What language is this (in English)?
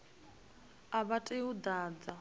Venda